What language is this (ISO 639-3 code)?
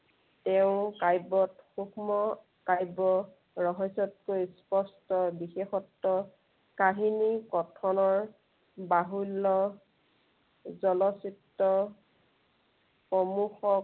asm